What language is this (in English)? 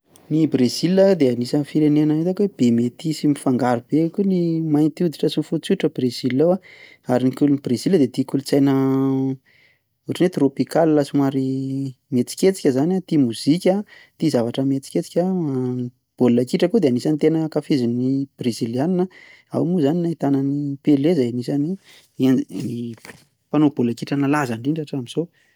Malagasy